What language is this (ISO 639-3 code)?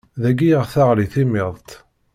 kab